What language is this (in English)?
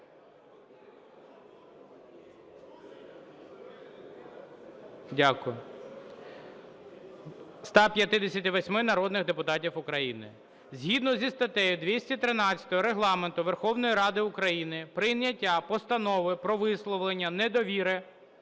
Ukrainian